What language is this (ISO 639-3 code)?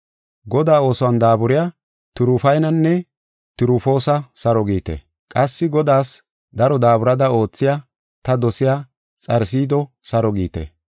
gof